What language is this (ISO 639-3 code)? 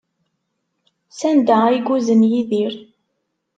kab